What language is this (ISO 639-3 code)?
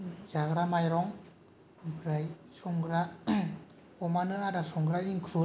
brx